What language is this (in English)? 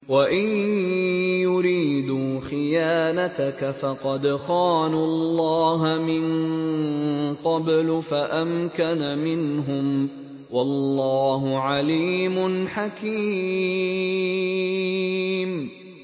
Arabic